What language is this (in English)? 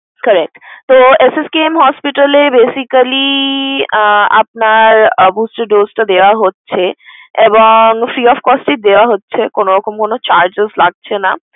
Bangla